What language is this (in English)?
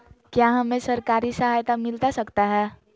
Magahi